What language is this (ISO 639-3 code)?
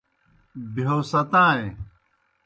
plk